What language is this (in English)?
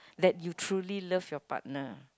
English